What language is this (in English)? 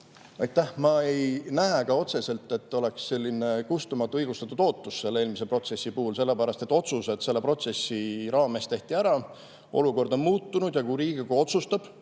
Estonian